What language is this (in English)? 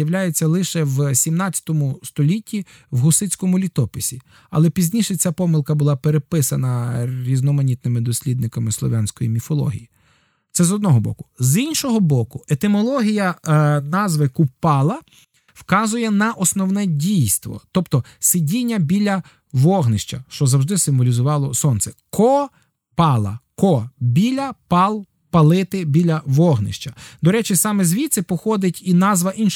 Ukrainian